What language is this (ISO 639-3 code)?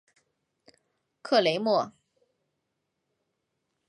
zho